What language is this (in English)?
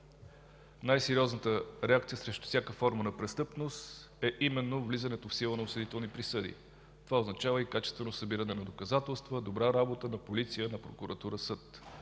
Bulgarian